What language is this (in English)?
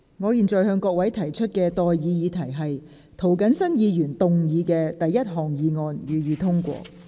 Cantonese